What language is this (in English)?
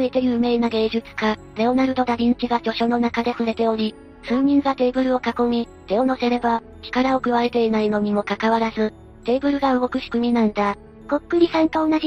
Japanese